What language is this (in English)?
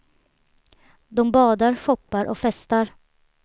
Swedish